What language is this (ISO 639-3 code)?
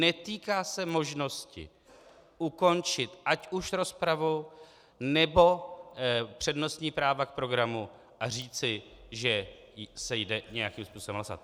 ces